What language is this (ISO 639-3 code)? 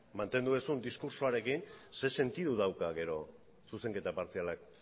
eus